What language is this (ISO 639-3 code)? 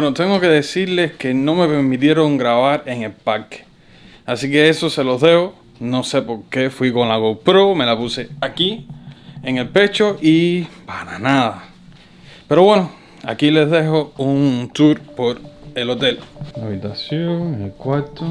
spa